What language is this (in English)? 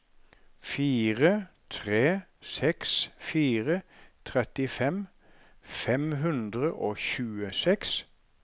Norwegian